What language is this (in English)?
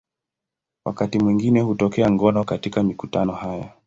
Swahili